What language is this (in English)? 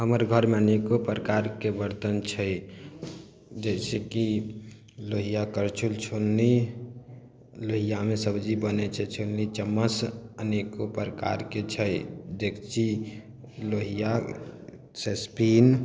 Maithili